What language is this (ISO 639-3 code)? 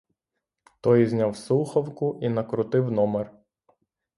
ukr